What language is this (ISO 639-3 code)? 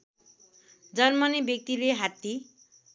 nep